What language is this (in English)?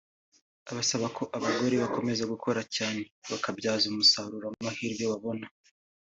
Kinyarwanda